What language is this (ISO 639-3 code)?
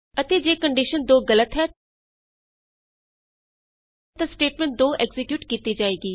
pan